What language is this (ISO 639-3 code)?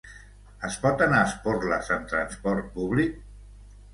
cat